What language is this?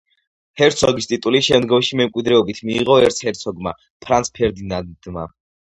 Georgian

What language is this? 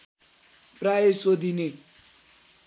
Nepali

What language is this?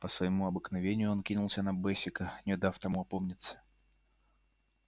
Russian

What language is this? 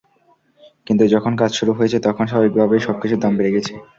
Bangla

